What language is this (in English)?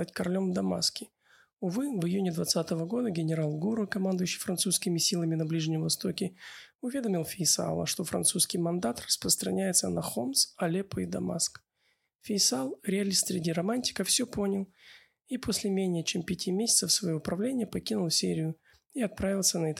Russian